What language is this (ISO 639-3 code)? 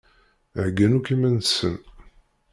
kab